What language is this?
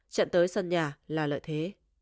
Vietnamese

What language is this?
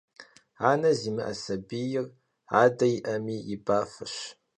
Kabardian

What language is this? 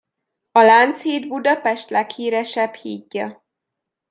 Hungarian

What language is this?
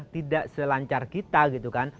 Indonesian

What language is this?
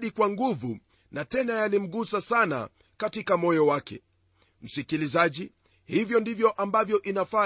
Swahili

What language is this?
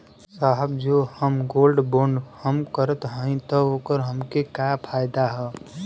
Bhojpuri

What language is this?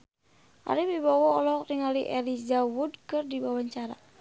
Sundanese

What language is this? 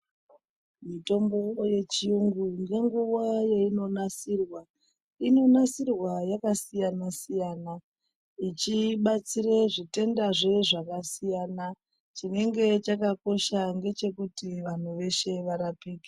Ndau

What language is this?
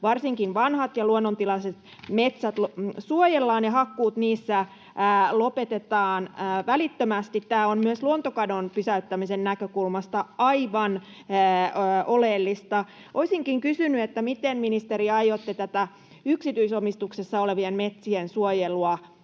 Finnish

